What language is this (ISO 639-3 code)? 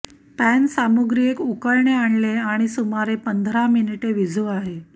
mar